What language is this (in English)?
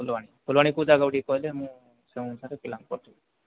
Odia